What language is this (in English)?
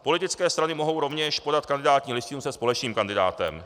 Czech